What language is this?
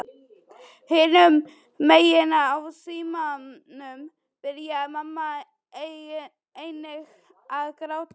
Icelandic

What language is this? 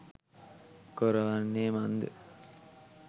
Sinhala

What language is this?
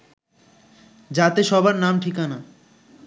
Bangla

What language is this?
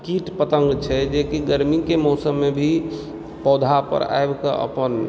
Maithili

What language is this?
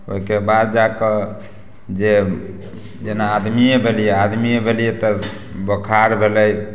Maithili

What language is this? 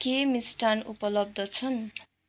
Nepali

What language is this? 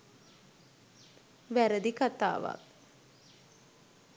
Sinhala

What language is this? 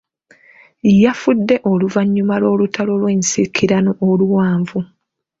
Ganda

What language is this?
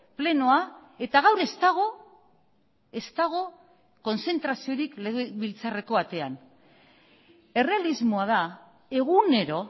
Basque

